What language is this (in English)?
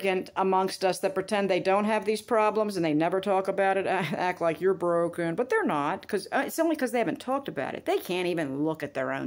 English